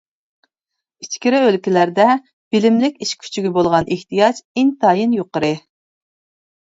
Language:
Uyghur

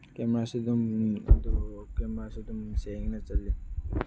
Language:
Manipuri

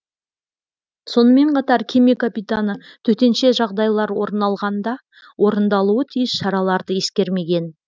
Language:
Kazakh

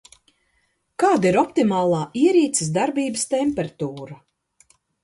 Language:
Latvian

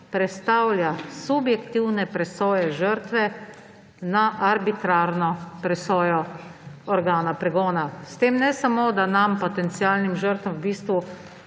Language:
Slovenian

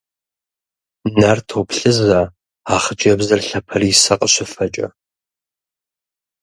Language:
Kabardian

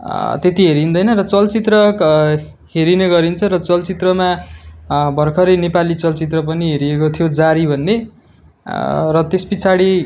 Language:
Nepali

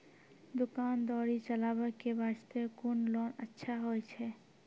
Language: Maithili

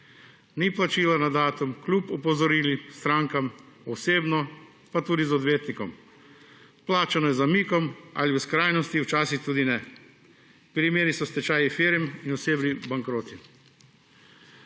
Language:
Slovenian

